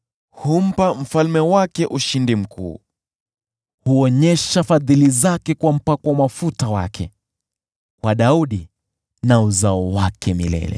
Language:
Swahili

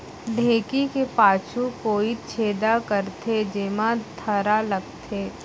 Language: Chhattisgarhi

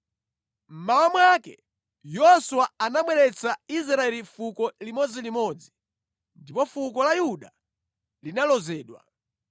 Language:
Nyanja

